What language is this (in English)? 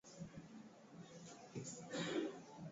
Swahili